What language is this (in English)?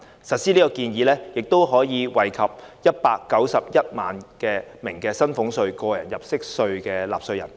Cantonese